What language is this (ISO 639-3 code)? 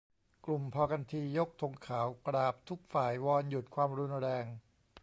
tha